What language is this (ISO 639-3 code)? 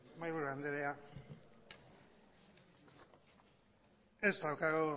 eus